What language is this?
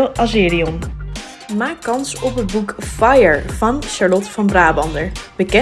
Dutch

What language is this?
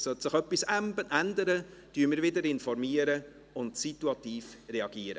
Swiss German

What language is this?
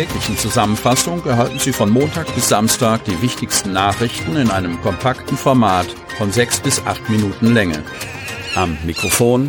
German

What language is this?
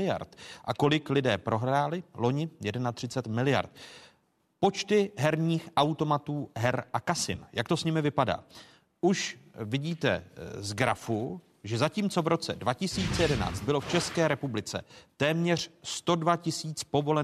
Czech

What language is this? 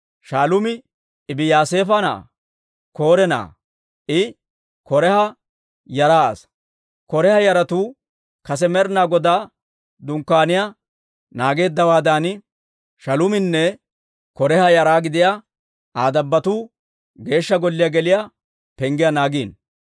Dawro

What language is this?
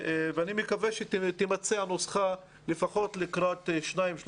Hebrew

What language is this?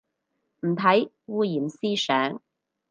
Cantonese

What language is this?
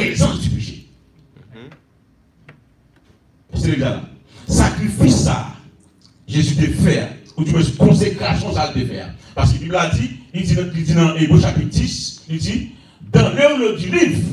French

